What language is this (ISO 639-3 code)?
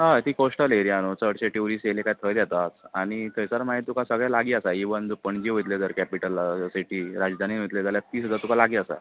kok